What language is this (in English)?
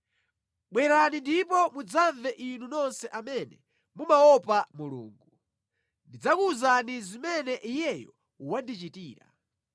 Nyanja